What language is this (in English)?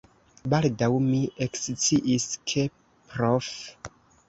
Esperanto